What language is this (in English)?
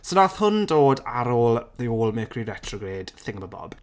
Welsh